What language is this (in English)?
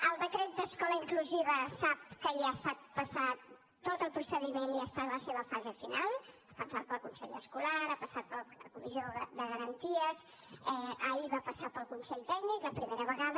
Catalan